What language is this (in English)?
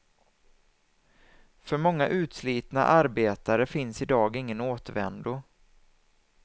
Swedish